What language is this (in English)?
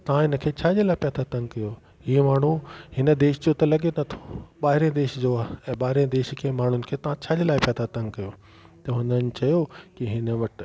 Sindhi